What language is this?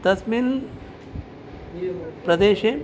Sanskrit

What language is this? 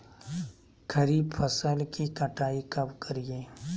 Magahi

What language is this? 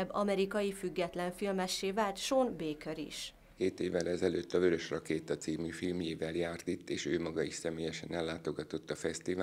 Hungarian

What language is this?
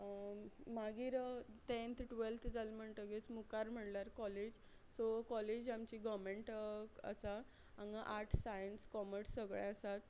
Konkani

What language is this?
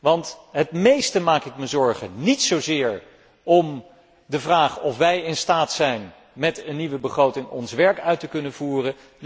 Dutch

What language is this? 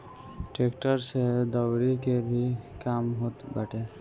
Bhojpuri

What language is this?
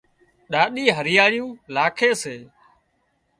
Wadiyara Koli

